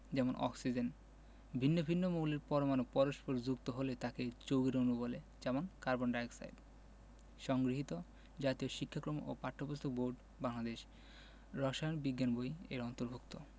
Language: Bangla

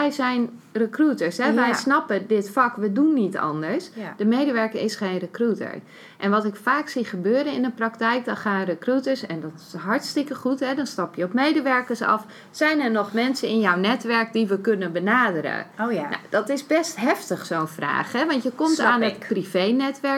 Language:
Dutch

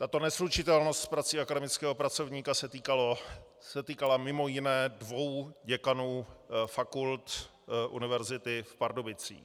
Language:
Czech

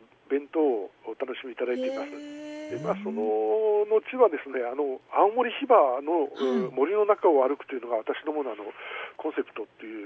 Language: Japanese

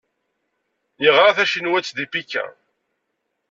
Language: Kabyle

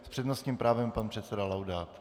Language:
Czech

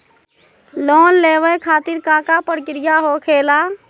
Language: Magahi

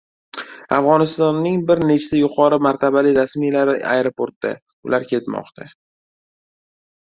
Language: Uzbek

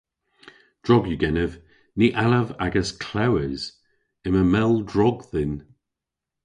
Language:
Cornish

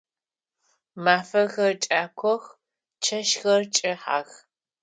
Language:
Adyghe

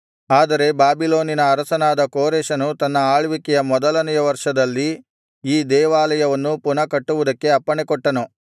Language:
Kannada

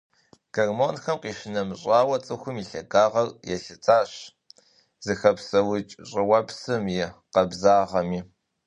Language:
Kabardian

